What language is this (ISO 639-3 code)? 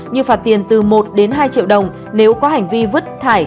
vie